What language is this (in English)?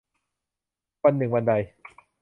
Thai